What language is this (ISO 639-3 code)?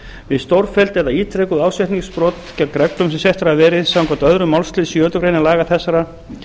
isl